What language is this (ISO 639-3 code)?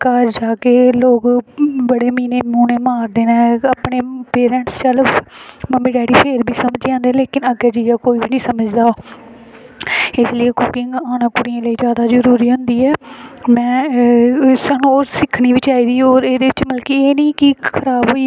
doi